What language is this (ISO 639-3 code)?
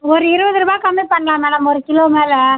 tam